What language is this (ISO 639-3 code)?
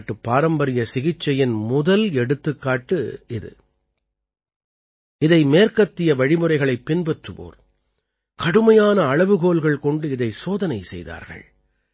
tam